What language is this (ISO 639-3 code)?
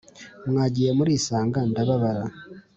kin